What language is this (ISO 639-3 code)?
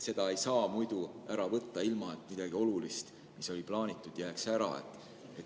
est